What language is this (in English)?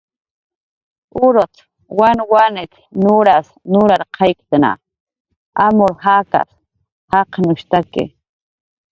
Jaqaru